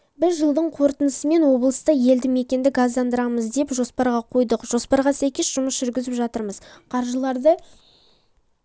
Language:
Kazakh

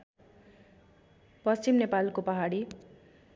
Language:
Nepali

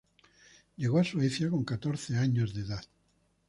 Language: Spanish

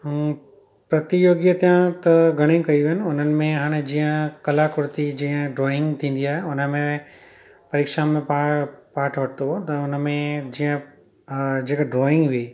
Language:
Sindhi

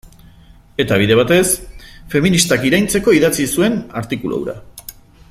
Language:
Basque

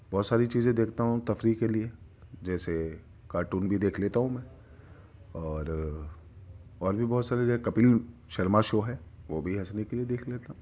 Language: Urdu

